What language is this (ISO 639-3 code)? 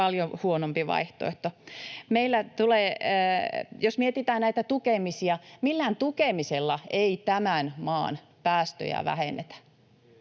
fin